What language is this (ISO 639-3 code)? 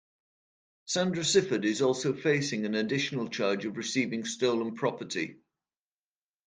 eng